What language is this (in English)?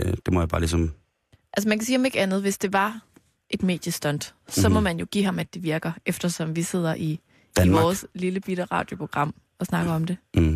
Danish